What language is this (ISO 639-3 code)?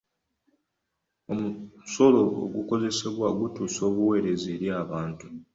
lug